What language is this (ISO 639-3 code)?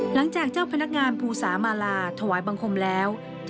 tha